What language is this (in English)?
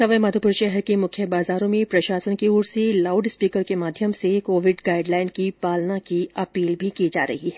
Hindi